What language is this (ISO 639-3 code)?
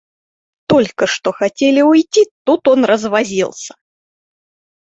rus